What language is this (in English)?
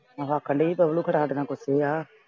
Punjabi